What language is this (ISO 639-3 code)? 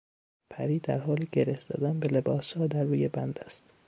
fas